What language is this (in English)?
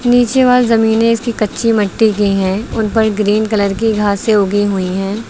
Hindi